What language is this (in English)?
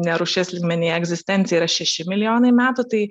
Lithuanian